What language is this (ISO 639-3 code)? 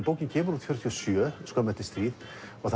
isl